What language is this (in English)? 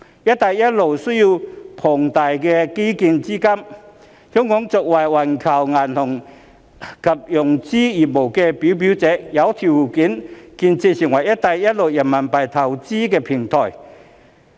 Cantonese